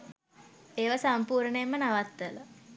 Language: Sinhala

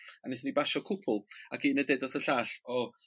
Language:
Welsh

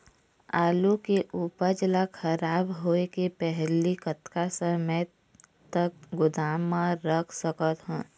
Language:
Chhattisgarhi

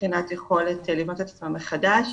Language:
Hebrew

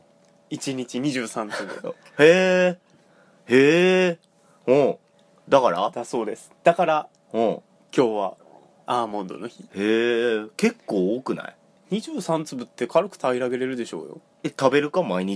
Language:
Japanese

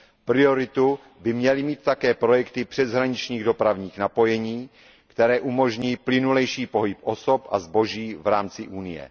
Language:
Czech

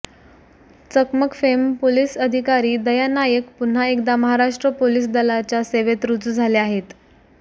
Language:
Marathi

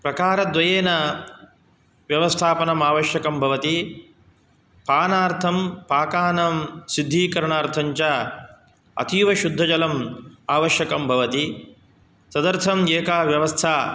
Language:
Sanskrit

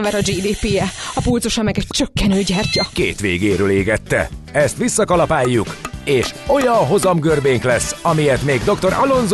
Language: Hungarian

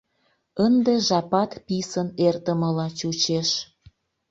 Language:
Mari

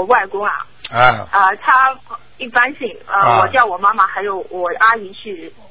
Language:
Chinese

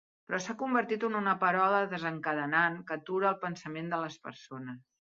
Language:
Catalan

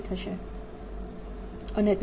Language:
Gujarati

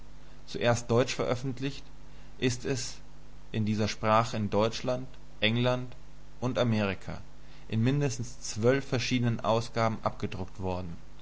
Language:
German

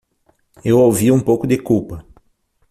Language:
Portuguese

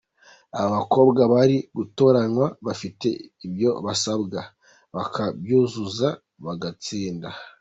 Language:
Kinyarwanda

